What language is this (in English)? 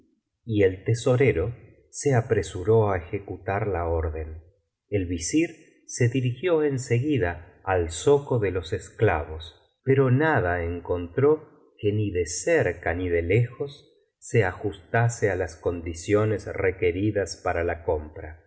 Spanish